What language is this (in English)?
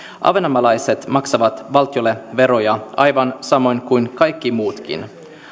Finnish